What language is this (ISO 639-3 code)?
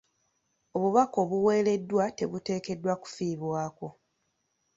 lug